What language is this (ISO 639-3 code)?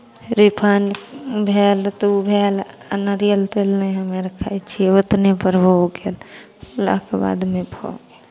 mai